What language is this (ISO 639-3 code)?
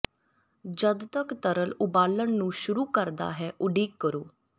pan